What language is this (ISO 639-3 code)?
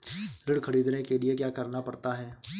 hin